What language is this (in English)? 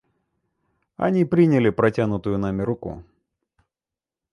Russian